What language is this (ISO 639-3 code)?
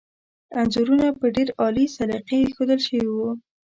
pus